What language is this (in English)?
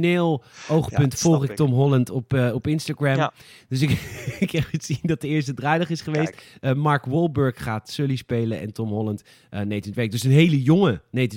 Dutch